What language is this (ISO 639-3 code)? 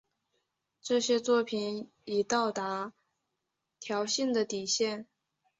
zho